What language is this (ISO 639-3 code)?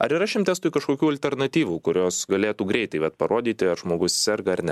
lit